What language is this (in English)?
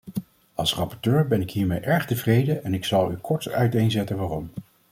Dutch